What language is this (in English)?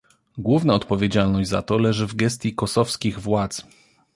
Polish